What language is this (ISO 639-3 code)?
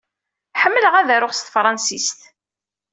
kab